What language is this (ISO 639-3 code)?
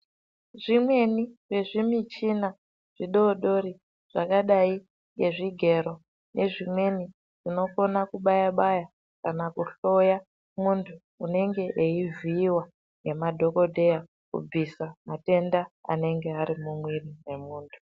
ndc